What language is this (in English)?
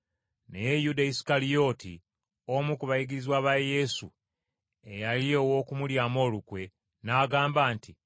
Ganda